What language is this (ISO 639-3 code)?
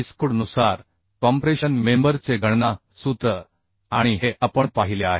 mar